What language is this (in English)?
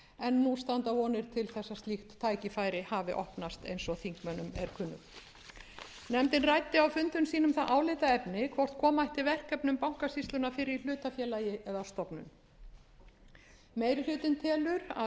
Icelandic